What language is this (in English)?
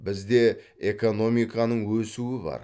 Kazakh